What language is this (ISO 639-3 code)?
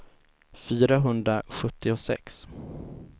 swe